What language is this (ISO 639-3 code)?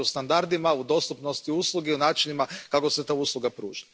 hrv